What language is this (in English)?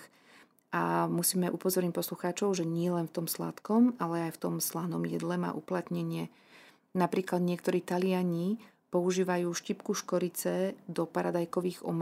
Slovak